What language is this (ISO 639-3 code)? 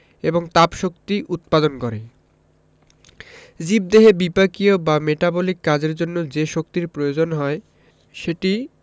ben